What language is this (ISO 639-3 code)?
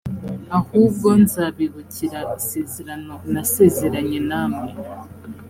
kin